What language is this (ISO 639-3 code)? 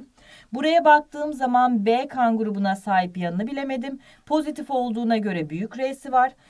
tur